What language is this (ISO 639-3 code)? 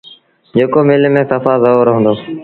sbn